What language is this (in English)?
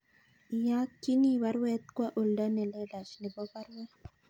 Kalenjin